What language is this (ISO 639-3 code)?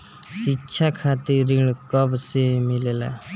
bho